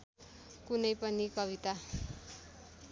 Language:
Nepali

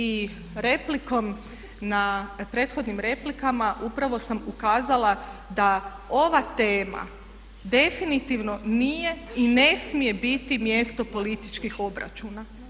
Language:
Croatian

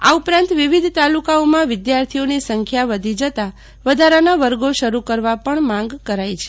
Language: Gujarati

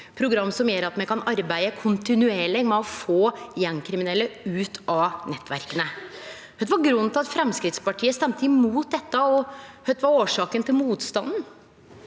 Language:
Norwegian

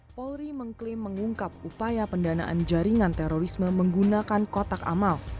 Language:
Indonesian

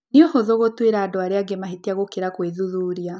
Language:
Kikuyu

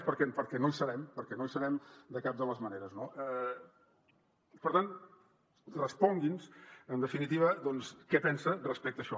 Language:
Catalan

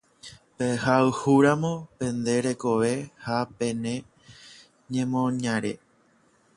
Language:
Guarani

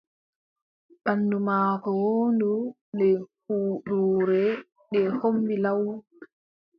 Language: Adamawa Fulfulde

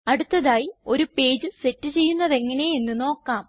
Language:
Malayalam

